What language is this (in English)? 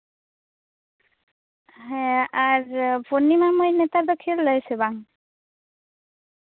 Santali